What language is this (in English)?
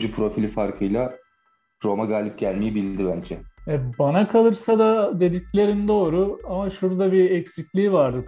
Turkish